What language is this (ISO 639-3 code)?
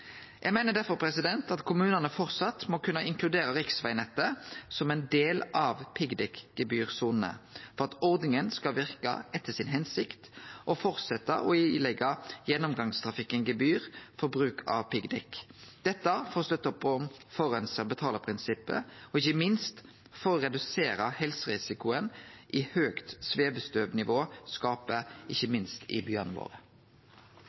nno